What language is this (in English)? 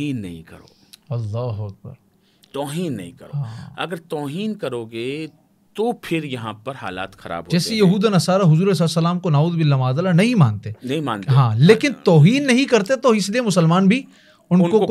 Hindi